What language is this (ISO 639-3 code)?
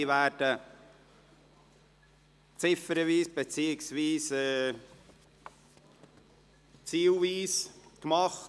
gsw